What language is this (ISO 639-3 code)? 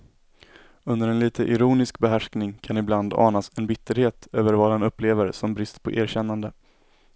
swe